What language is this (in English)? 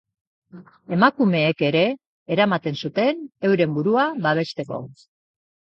Basque